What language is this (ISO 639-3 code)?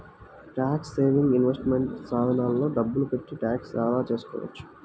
tel